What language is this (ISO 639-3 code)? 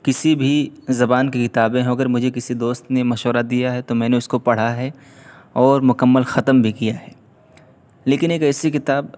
urd